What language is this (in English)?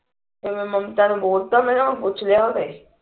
Punjabi